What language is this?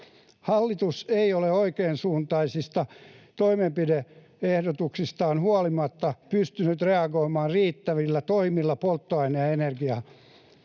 Finnish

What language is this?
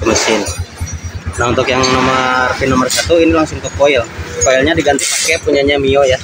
Indonesian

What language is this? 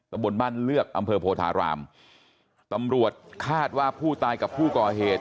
Thai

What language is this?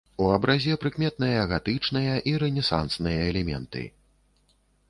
Belarusian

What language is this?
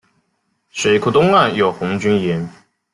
Chinese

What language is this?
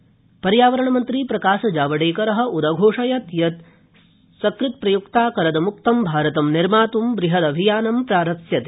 Sanskrit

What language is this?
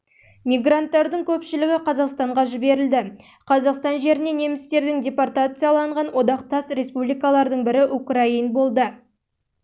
Kazakh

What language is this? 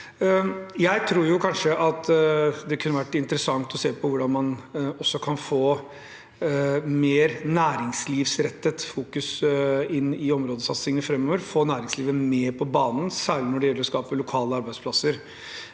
Norwegian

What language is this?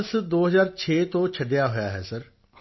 Punjabi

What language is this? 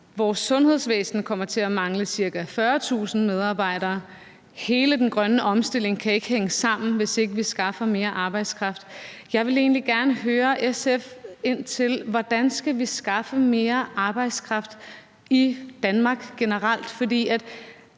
Danish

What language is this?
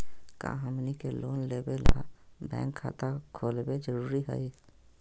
Magahi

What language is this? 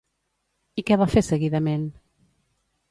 Catalan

